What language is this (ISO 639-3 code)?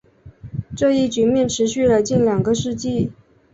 zho